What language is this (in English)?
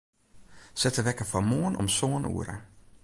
Western Frisian